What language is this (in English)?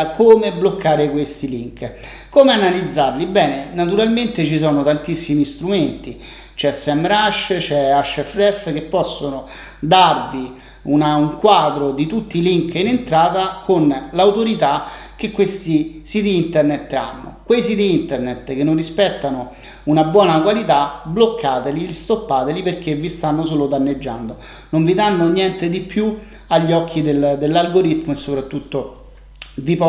Italian